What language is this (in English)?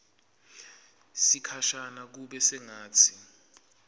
Swati